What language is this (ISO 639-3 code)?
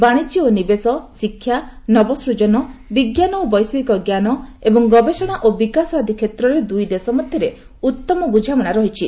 ori